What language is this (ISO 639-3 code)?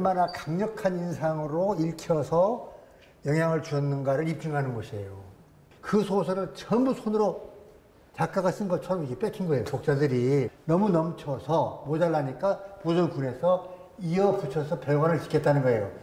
kor